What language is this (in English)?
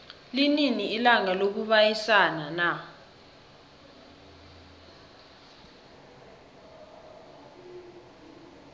South Ndebele